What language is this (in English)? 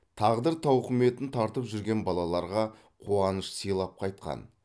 Kazakh